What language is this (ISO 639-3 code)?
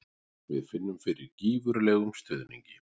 isl